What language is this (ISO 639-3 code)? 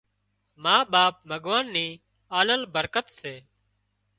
kxp